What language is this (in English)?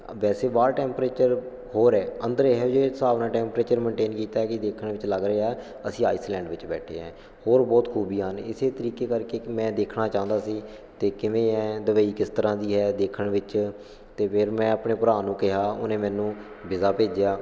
Punjabi